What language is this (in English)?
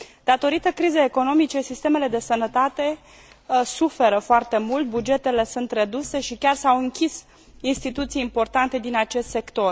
Romanian